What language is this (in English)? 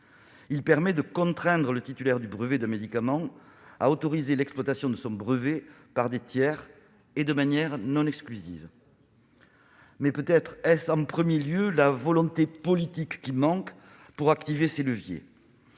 French